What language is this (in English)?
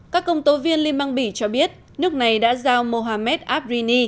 Vietnamese